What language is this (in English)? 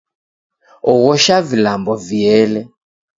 Taita